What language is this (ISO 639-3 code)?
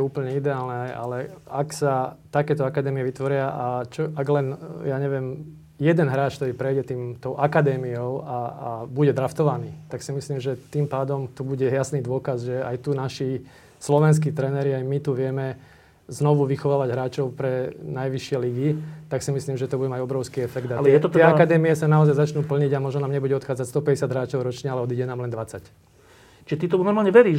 slk